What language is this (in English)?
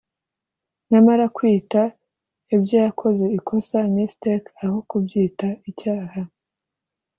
Kinyarwanda